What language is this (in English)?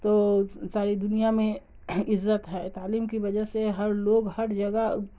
Urdu